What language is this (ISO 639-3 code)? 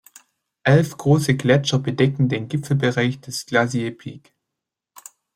deu